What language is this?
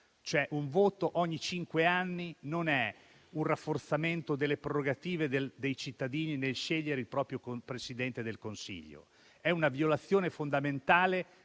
Italian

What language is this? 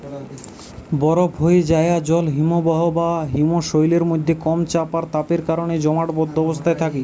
Bangla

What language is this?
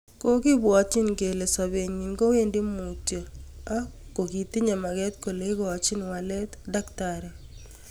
Kalenjin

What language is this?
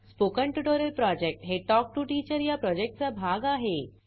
Marathi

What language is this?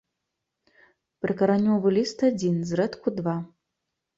Belarusian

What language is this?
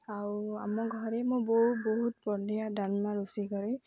Odia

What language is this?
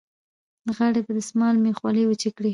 Pashto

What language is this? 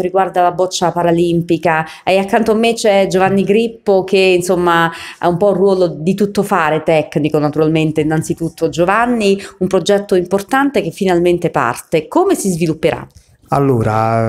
Italian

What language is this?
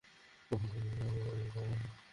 Bangla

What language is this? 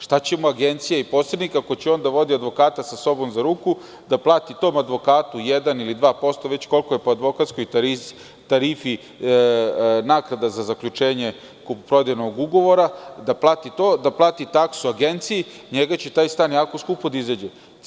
Serbian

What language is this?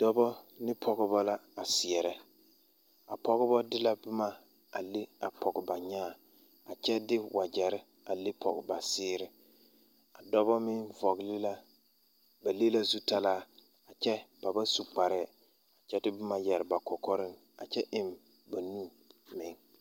Southern Dagaare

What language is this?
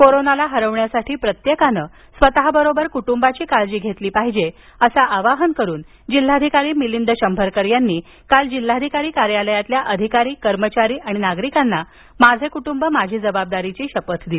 Marathi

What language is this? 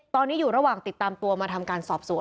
Thai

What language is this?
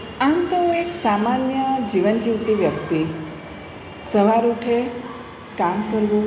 Gujarati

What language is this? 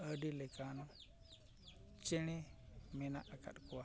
Santali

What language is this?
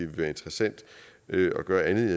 Danish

